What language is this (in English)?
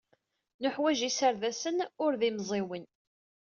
Kabyle